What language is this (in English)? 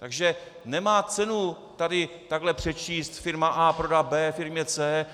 Czech